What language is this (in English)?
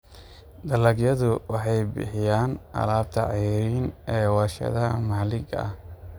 Somali